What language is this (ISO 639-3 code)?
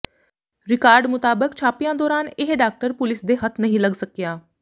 pan